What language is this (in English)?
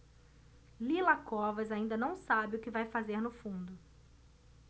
Portuguese